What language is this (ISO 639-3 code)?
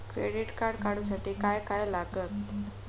mar